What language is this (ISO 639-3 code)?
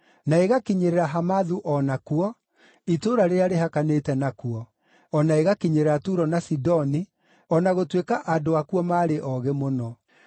kik